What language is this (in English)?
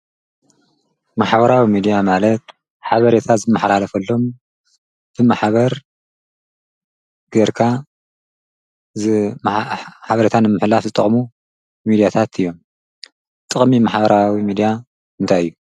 Tigrinya